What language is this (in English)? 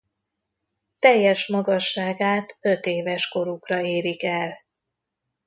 Hungarian